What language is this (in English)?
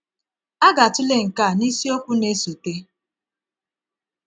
Igbo